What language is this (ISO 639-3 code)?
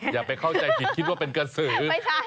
tha